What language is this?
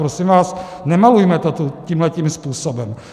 Czech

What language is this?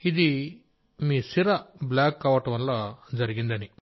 Telugu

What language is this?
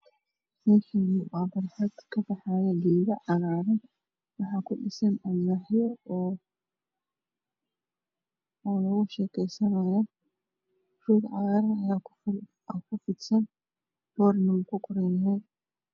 Somali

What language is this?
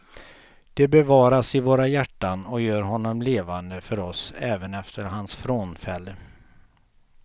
Swedish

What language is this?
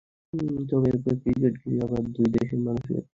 Bangla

